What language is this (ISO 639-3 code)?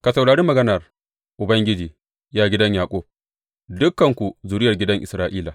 hau